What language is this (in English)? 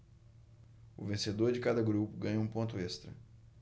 Portuguese